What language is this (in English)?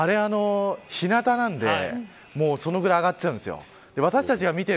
Japanese